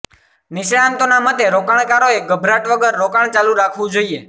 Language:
Gujarati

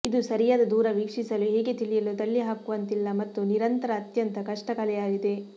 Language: Kannada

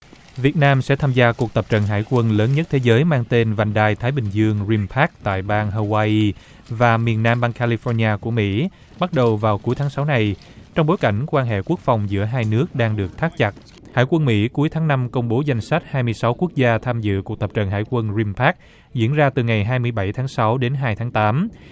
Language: Vietnamese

